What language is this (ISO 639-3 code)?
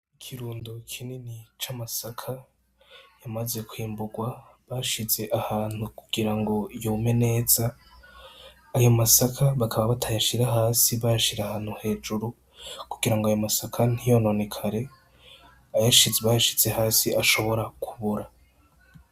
run